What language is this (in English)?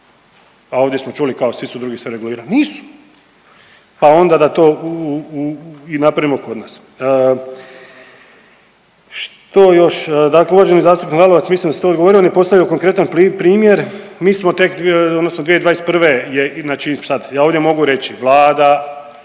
Croatian